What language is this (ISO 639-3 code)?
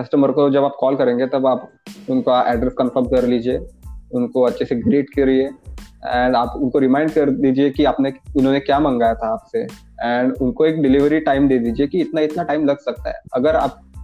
hin